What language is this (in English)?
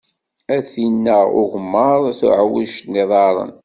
Kabyle